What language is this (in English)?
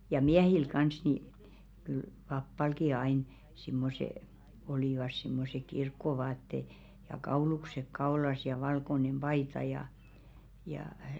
Finnish